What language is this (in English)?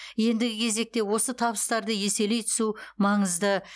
Kazakh